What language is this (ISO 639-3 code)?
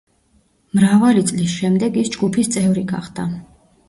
kat